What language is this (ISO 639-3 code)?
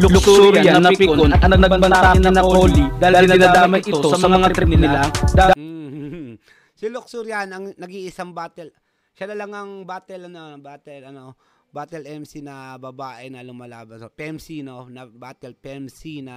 fil